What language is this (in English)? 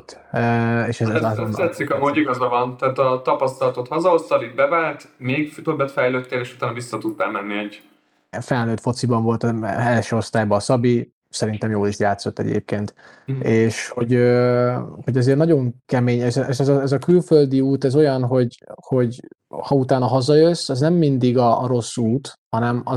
Hungarian